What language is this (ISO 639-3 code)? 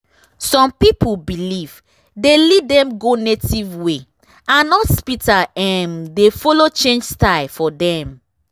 pcm